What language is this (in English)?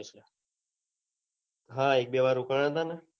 Gujarati